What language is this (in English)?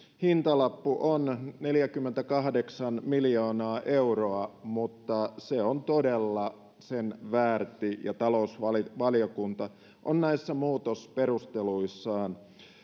Finnish